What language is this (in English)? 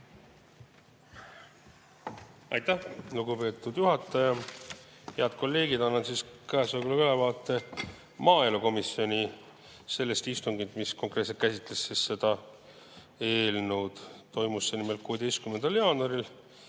Estonian